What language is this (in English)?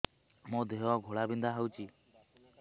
Odia